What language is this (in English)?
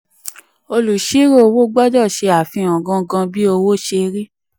Yoruba